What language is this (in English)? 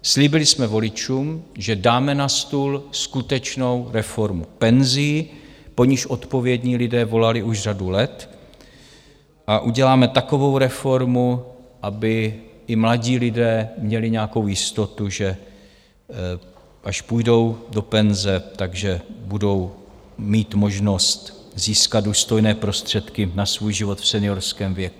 Czech